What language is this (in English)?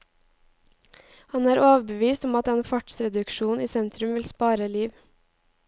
Norwegian